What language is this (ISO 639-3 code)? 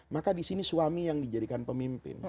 ind